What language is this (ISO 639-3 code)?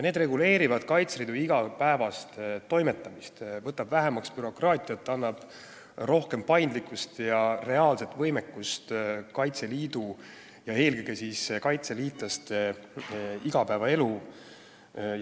est